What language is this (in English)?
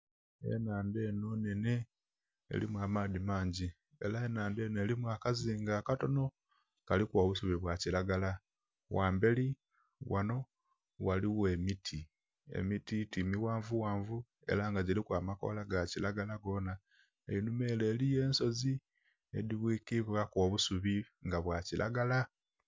Soga